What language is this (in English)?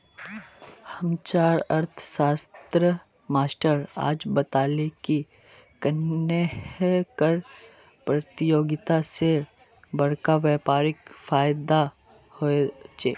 Magahi